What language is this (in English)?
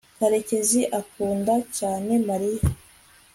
Kinyarwanda